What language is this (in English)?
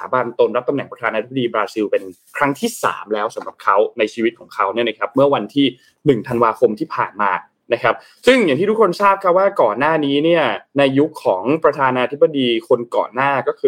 Thai